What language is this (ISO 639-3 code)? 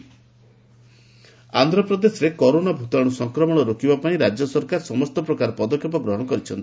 ori